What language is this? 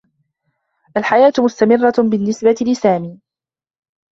Arabic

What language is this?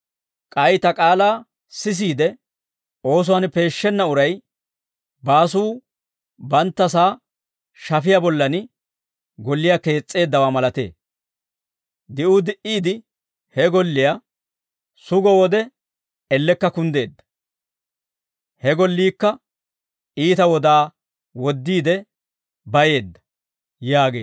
Dawro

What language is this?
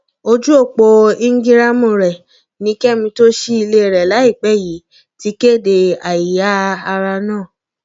Yoruba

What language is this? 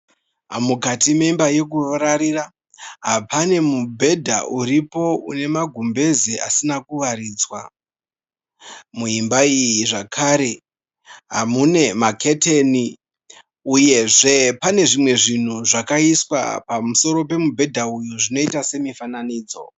Shona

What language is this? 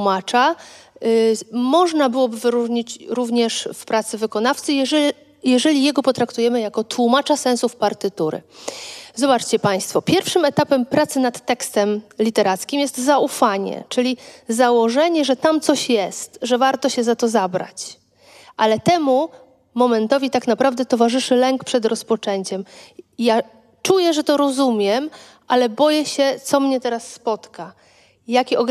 Polish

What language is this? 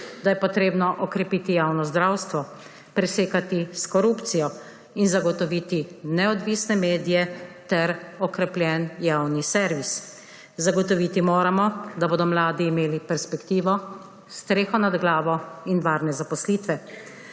Slovenian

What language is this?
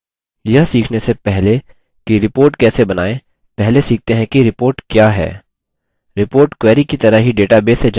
Hindi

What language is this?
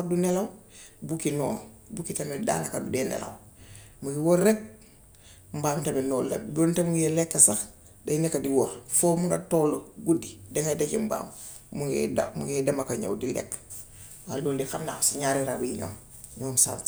Gambian Wolof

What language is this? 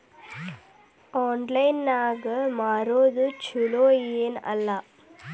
Kannada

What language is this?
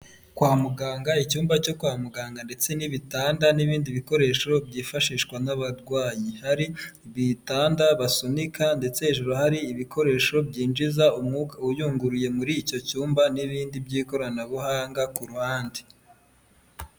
Kinyarwanda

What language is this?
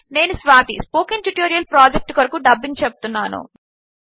Telugu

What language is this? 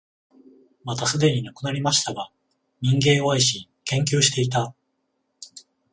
Japanese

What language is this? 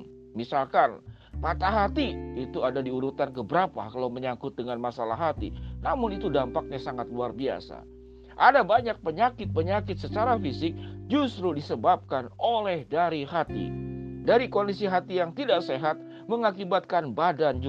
Indonesian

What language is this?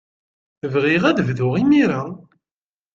Kabyle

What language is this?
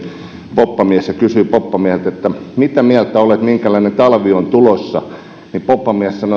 Finnish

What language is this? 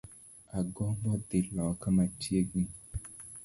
Luo (Kenya and Tanzania)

